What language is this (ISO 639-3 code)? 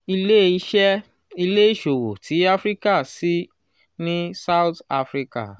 yor